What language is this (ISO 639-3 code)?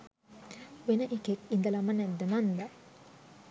sin